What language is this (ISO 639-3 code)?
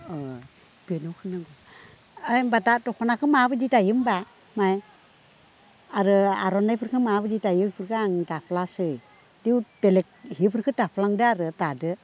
brx